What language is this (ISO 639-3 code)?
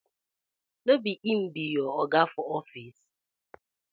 pcm